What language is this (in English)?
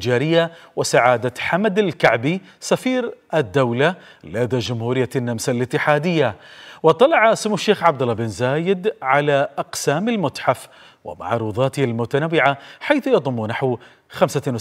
Arabic